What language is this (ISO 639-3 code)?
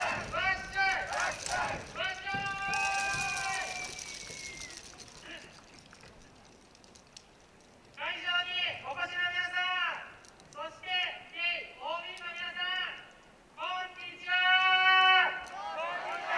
jpn